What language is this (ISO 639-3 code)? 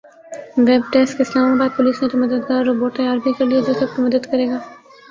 urd